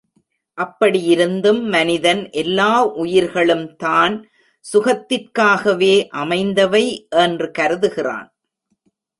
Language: Tamil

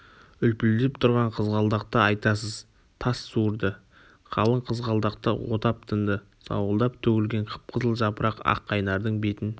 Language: Kazakh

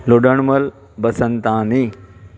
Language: Sindhi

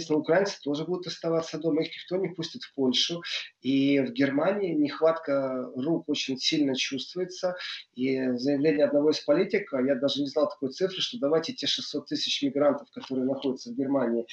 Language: Russian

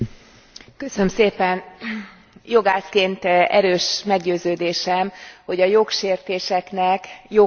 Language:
Hungarian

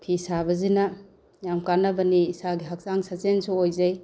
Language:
Manipuri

